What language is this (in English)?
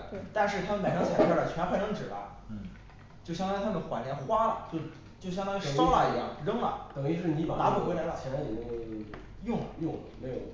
Chinese